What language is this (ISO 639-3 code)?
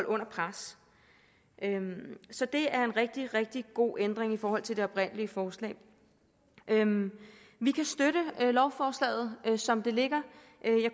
dan